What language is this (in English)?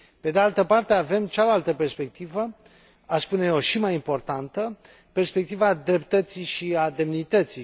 Romanian